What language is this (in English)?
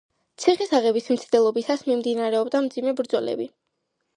Georgian